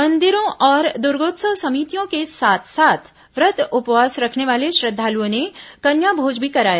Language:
Hindi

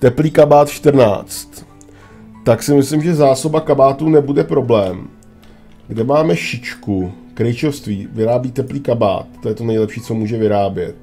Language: Czech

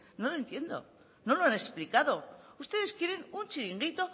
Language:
Spanish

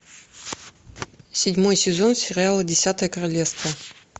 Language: Russian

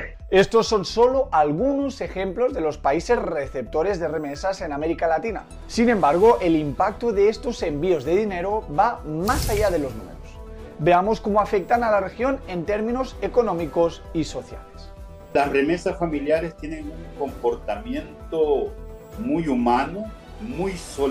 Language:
Spanish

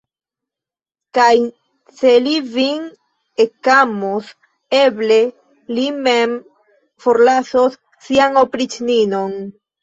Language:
Esperanto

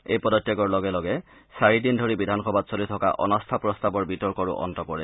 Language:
Assamese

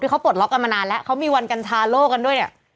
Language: Thai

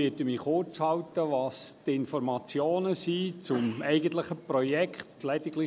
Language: Swiss German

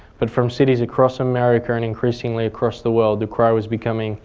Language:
English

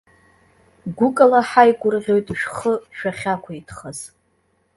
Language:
Abkhazian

